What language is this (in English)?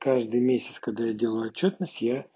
Russian